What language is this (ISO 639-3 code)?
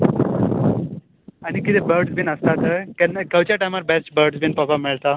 kok